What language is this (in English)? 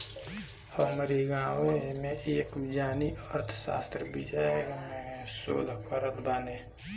Bhojpuri